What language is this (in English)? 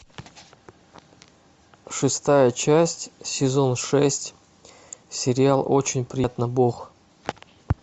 Russian